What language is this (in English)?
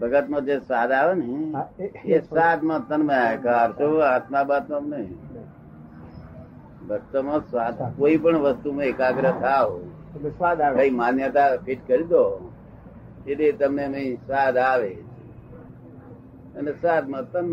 Gujarati